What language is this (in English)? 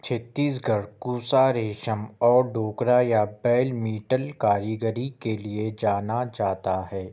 Urdu